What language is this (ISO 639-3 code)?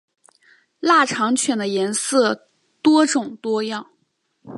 zho